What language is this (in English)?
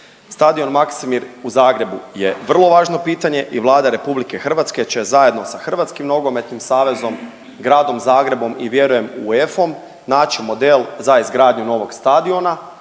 Croatian